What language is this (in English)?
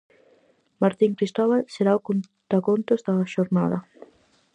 Galician